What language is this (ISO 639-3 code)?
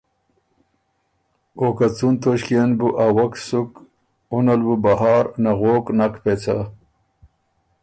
oru